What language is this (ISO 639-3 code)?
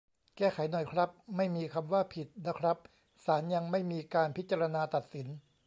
tha